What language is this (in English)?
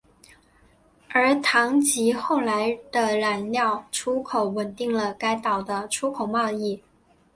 Chinese